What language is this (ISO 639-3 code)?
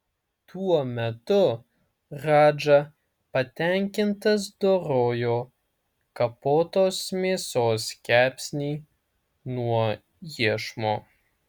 lit